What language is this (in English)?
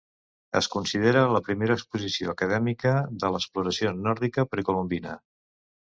Catalan